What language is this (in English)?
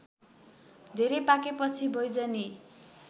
Nepali